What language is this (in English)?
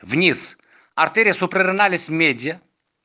Russian